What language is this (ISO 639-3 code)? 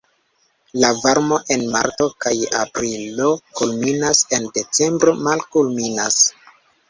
epo